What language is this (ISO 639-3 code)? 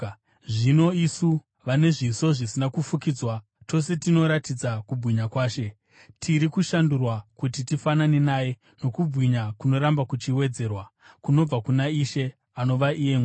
sna